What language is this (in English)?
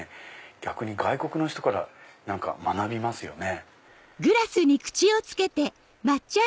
Japanese